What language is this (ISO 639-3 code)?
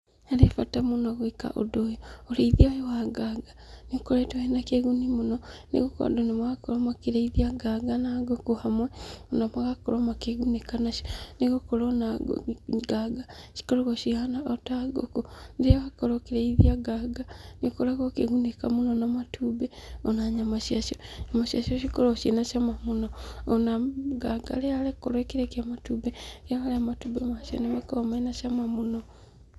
kik